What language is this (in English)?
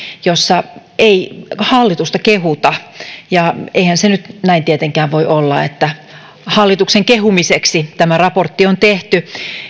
Finnish